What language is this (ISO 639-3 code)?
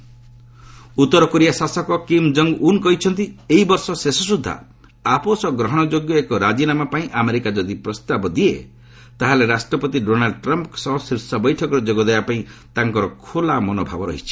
ori